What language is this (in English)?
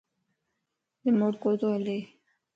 Lasi